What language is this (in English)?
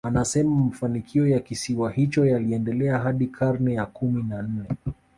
Swahili